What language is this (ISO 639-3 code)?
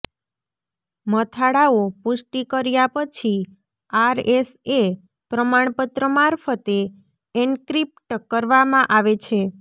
guj